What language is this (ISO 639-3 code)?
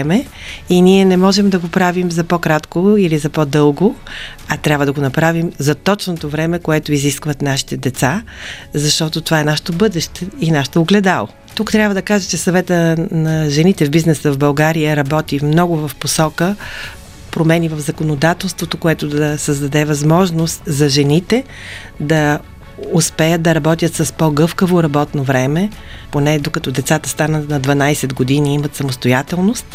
bul